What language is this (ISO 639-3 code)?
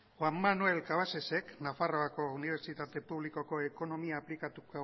eus